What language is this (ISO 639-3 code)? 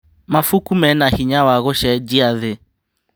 kik